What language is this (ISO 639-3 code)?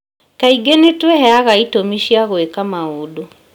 kik